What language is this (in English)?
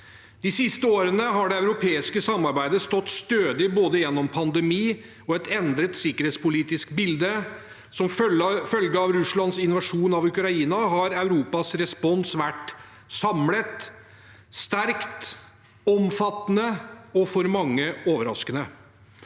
Norwegian